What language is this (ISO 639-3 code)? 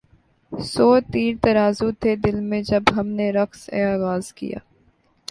urd